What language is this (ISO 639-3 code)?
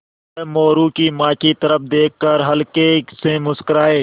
hin